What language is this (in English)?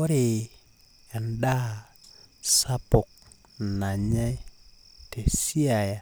Masai